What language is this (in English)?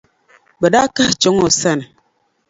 Dagbani